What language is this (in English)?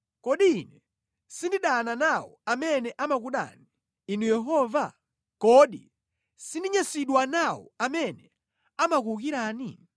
Nyanja